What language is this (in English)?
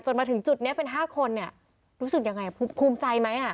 Thai